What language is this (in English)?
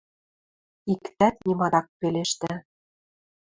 Western Mari